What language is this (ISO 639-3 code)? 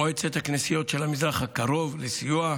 heb